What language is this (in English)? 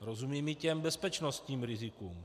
Czech